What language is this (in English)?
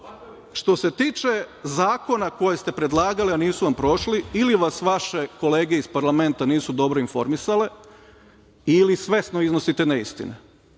Serbian